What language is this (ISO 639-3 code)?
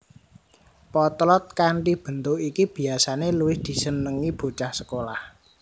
jav